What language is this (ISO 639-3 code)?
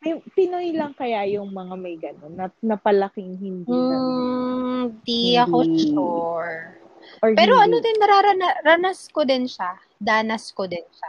fil